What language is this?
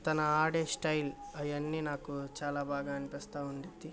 Telugu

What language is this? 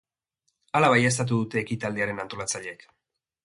Basque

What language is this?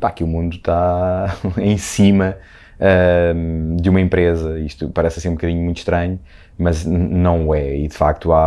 Portuguese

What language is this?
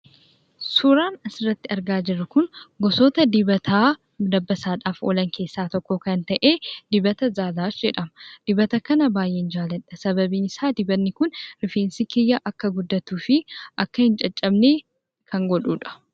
Oromo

